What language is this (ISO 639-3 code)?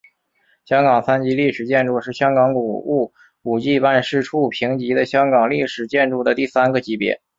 zho